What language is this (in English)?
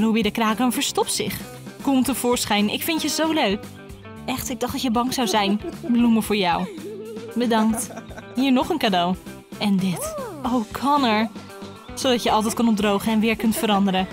Dutch